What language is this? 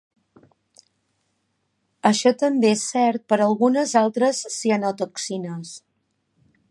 Catalan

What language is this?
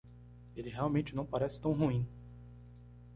Portuguese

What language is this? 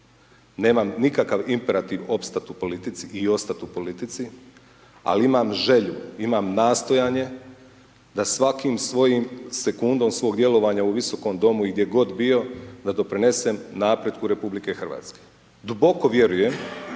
Croatian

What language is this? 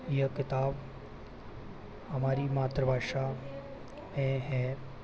Hindi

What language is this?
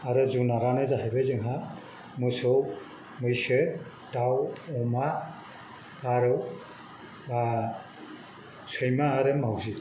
Bodo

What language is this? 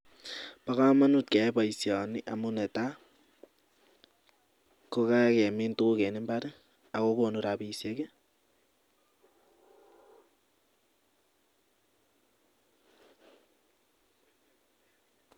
Kalenjin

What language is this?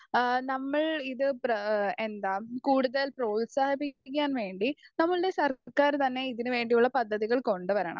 Malayalam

